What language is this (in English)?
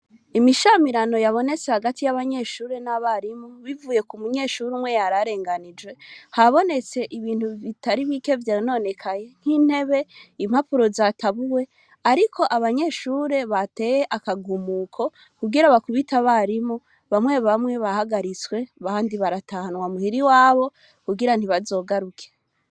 Rundi